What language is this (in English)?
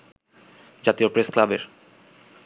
Bangla